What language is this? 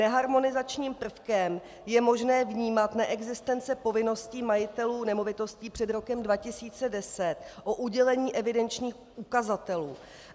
Czech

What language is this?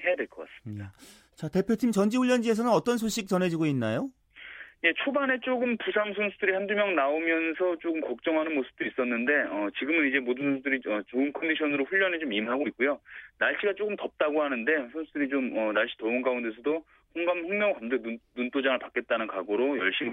Korean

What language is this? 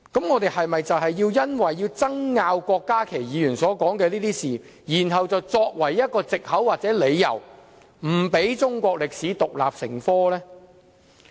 Cantonese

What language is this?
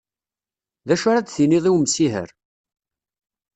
Kabyle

